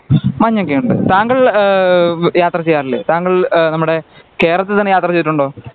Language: Malayalam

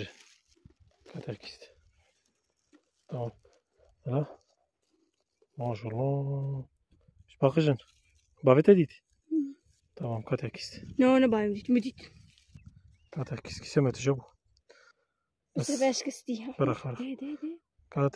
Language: Arabic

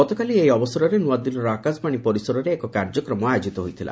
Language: Odia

